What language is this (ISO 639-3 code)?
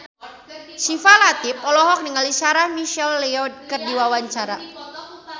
sun